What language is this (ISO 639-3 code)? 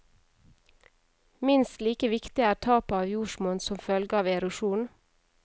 nor